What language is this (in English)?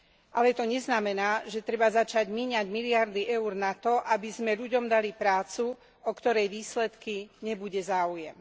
Slovak